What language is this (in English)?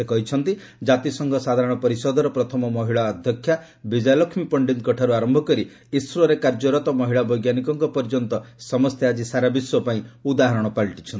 Odia